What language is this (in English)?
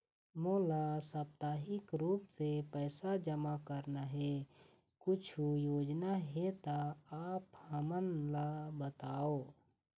Chhattisgarhi